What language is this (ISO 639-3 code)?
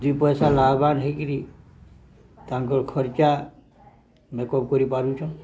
ori